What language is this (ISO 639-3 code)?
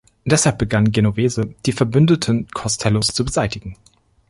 deu